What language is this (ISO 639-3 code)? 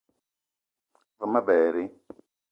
eto